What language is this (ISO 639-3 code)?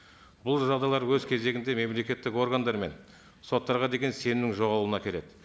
kaz